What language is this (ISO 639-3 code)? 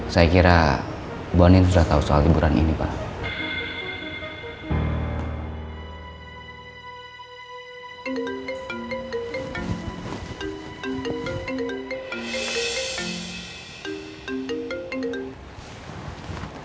ind